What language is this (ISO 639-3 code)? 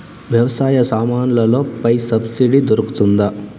tel